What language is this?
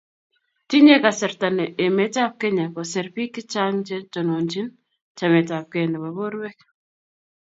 Kalenjin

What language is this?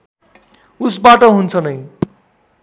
Nepali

